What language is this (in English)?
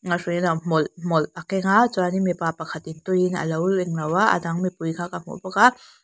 Mizo